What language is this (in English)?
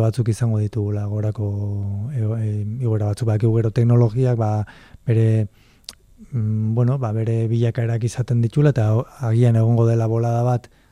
Spanish